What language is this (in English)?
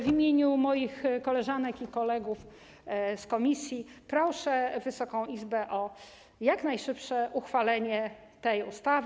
Polish